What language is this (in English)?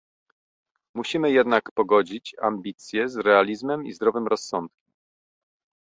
Polish